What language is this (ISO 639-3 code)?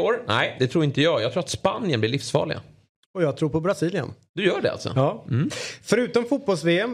swe